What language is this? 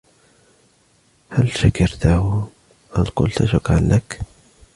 Arabic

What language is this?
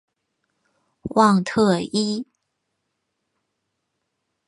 Chinese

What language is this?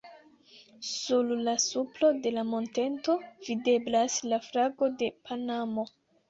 Esperanto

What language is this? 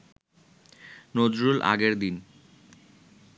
Bangla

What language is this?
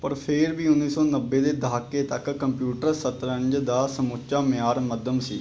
Punjabi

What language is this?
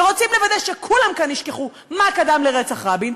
Hebrew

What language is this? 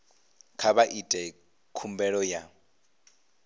Venda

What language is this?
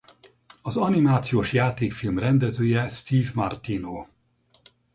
Hungarian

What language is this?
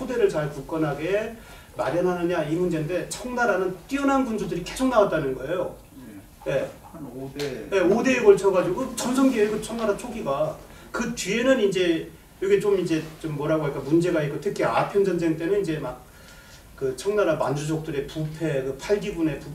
Korean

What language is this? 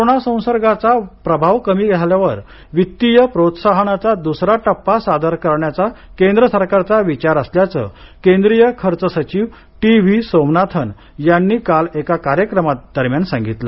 Marathi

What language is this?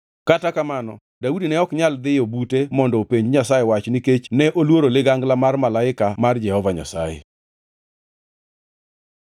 Luo (Kenya and Tanzania)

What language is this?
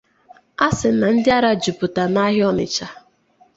Igbo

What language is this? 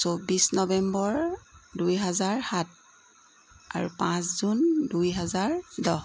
Assamese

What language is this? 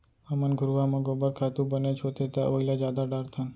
Chhattisgarhi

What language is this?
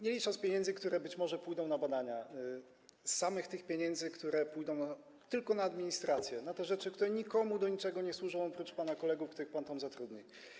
Polish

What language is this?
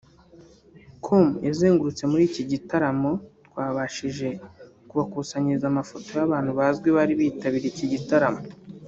Kinyarwanda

